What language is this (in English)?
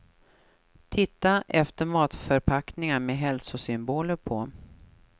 Swedish